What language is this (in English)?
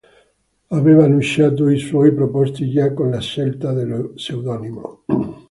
Italian